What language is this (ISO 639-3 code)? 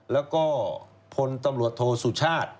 tha